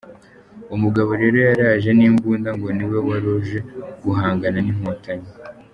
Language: Kinyarwanda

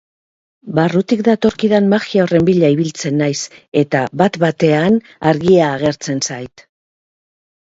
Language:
Basque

